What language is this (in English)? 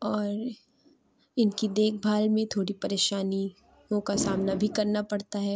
Urdu